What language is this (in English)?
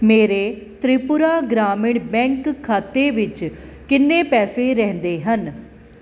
Punjabi